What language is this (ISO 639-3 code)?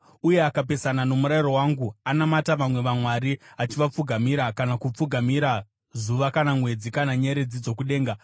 sna